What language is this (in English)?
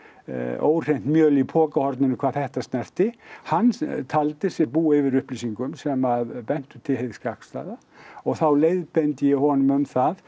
Icelandic